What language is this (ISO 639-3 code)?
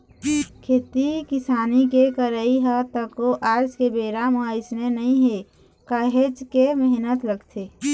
hne